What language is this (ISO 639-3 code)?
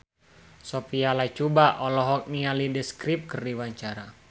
sun